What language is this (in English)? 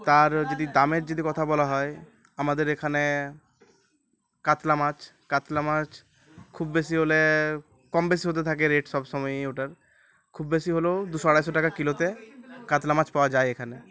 Bangla